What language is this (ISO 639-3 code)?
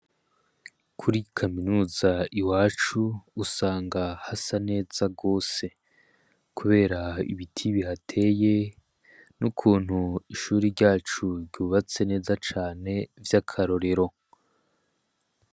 run